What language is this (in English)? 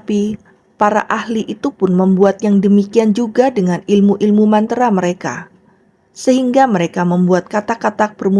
Indonesian